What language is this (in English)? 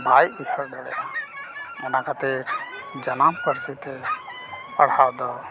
Santali